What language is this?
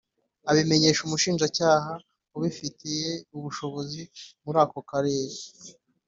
Kinyarwanda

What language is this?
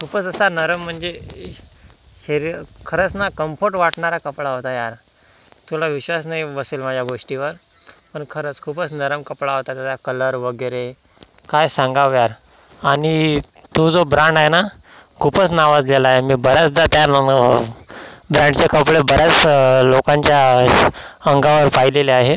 Marathi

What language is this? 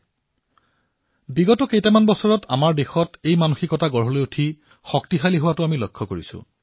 Assamese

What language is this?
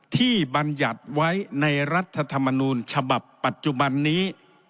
Thai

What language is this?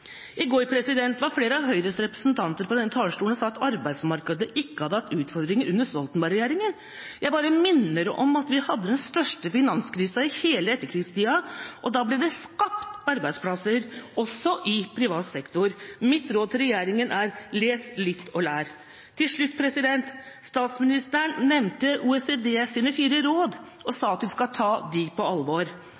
Norwegian Bokmål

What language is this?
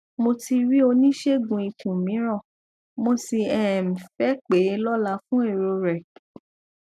Yoruba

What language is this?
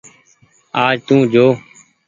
Goaria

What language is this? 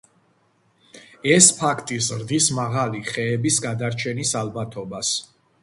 Georgian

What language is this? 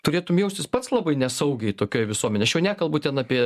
Lithuanian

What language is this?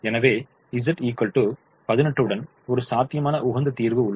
Tamil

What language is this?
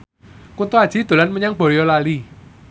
Javanese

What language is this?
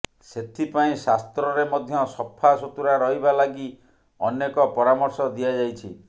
Odia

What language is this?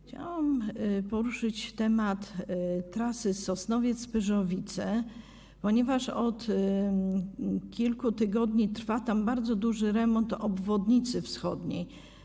Polish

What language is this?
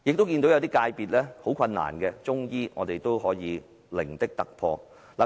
Cantonese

